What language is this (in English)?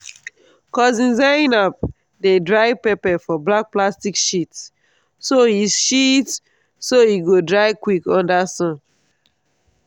Nigerian Pidgin